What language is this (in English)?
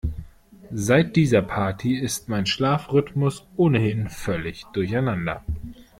German